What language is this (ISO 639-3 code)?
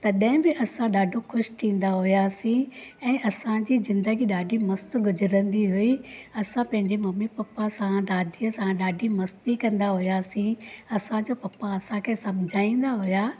snd